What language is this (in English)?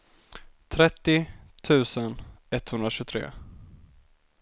Swedish